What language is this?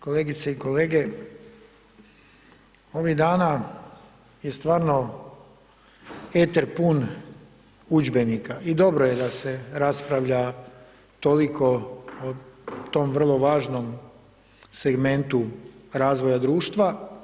Croatian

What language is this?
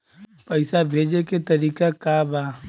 Bhojpuri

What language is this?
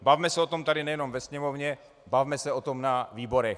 Czech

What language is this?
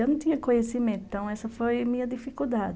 Portuguese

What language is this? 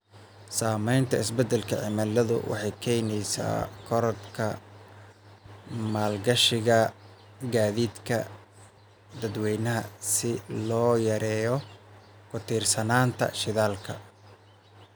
Somali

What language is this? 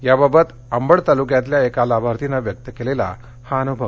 Marathi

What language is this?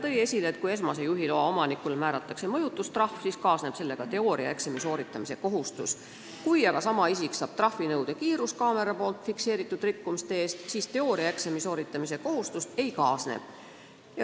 Estonian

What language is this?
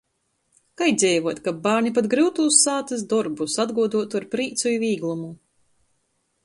Latgalian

